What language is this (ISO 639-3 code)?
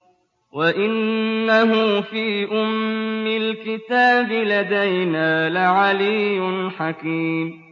ara